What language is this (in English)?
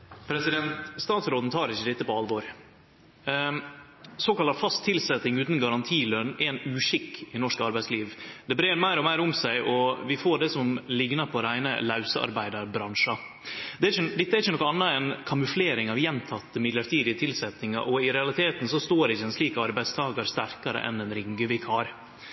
Norwegian Nynorsk